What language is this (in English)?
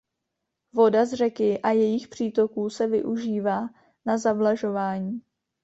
Czech